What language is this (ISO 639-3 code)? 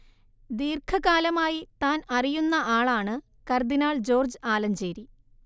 mal